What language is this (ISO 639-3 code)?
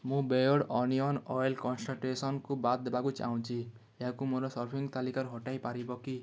ori